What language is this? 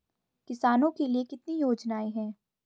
Hindi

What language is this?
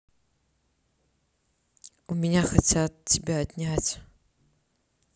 Russian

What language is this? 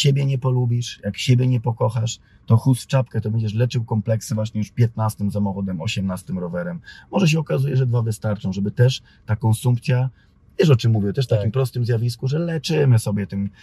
Polish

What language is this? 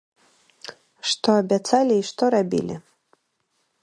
Belarusian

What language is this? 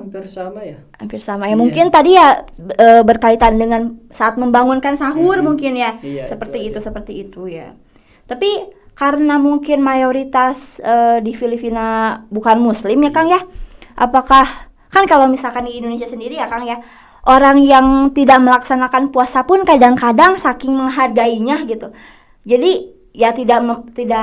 Indonesian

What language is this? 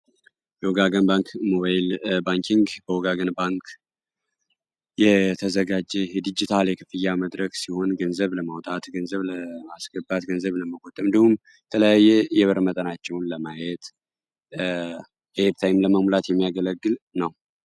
Amharic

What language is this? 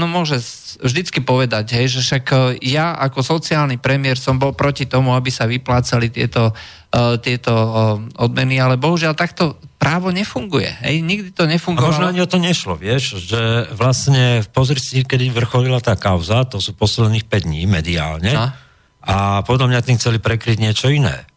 Slovak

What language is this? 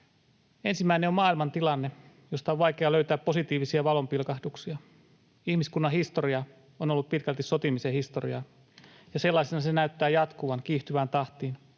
Finnish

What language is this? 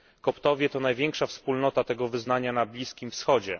Polish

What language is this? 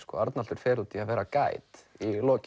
Icelandic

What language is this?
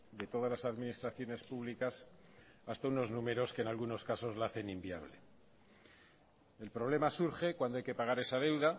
Spanish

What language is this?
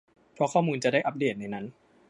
Thai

